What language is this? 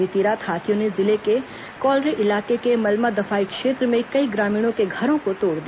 Hindi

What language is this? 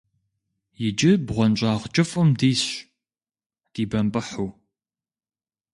Kabardian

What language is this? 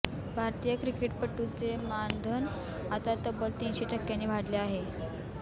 Marathi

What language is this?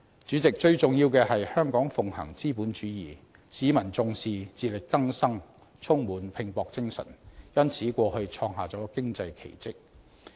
Cantonese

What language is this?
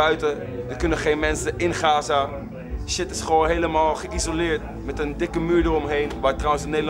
Dutch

